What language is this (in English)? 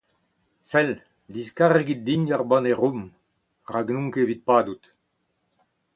Breton